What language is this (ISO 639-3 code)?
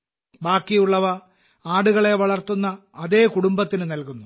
mal